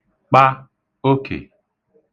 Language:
Igbo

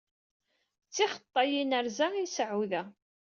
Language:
Kabyle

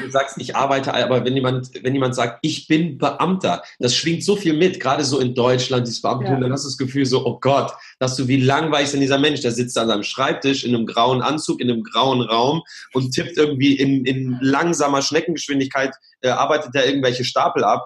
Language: German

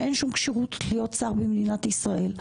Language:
Hebrew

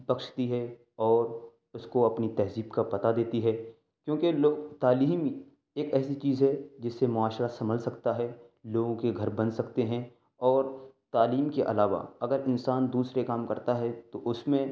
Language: Urdu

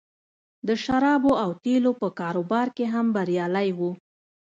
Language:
Pashto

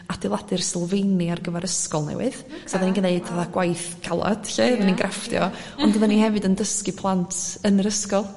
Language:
Welsh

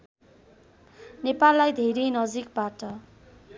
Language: Nepali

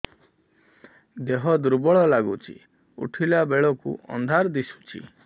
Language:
Odia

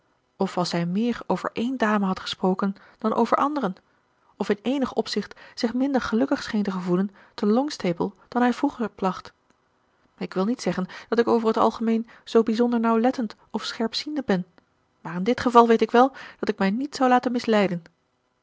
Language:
Dutch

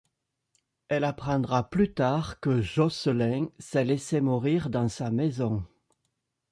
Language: French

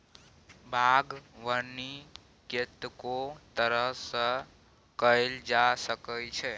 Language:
Maithili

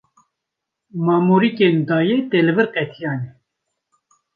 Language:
Kurdish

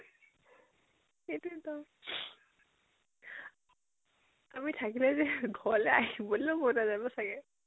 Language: Assamese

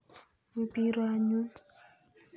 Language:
Kalenjin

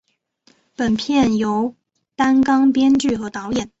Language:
Chinese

